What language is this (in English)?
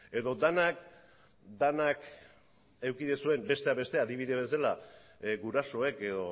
Basque